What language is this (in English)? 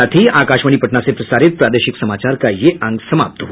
Hindi